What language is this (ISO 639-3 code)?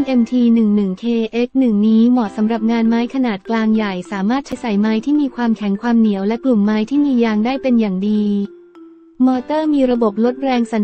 tha